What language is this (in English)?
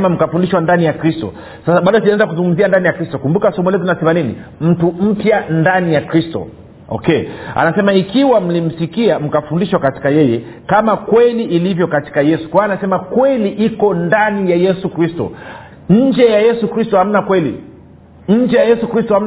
Swahili